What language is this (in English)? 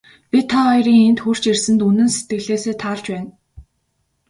Mongolian